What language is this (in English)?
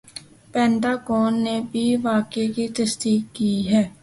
Urdu